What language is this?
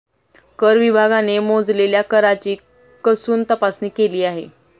Marathi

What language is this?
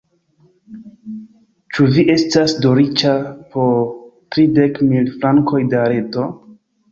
Esperanto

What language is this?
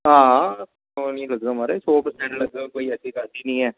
Dogri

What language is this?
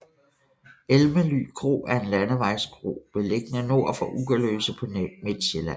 Danish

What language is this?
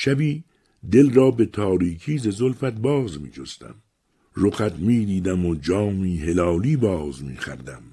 Persian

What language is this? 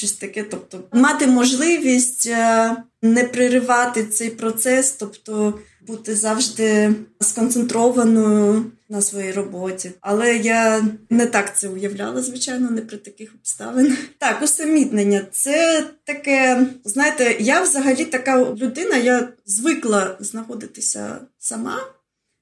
Ukrainian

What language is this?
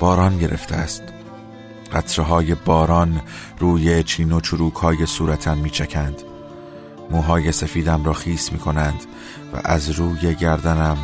Persian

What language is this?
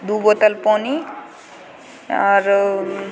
Maithili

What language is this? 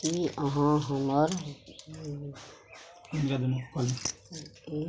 Maithili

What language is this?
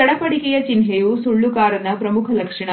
Kannada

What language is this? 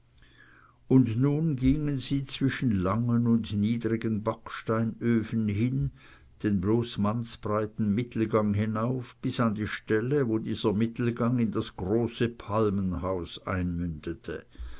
German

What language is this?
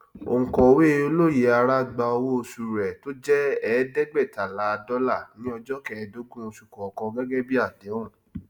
Yoruba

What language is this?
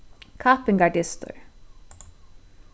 Faroese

